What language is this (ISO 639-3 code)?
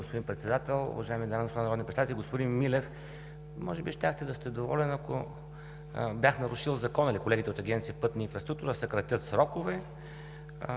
bul